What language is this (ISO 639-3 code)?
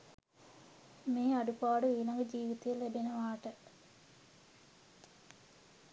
sin